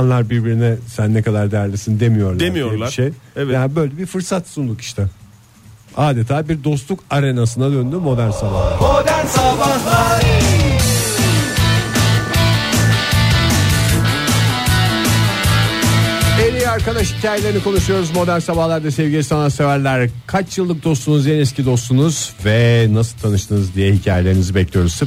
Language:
Turkish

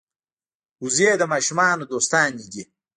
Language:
Pashto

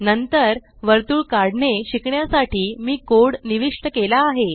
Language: Marathi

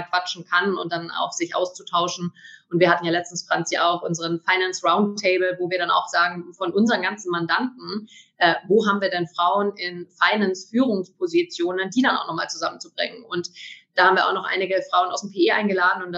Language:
German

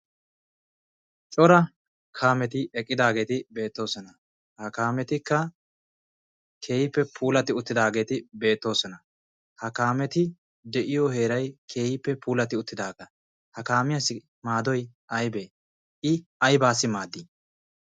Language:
Wolaytta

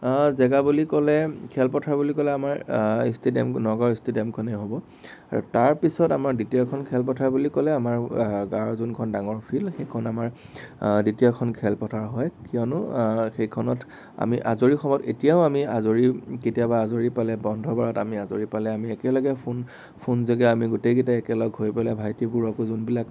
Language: Assamese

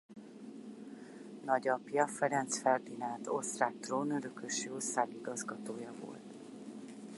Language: Hungarian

